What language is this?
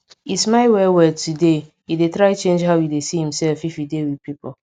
Nigerian Pidgin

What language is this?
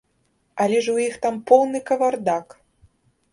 Belarusian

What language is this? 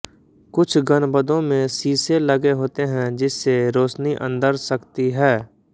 Hindi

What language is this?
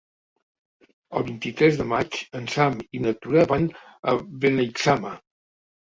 Catalan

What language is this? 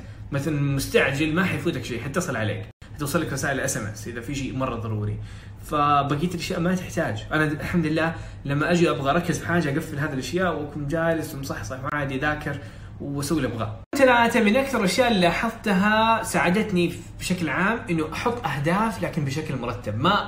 Arabic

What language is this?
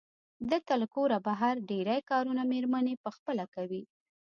Pashto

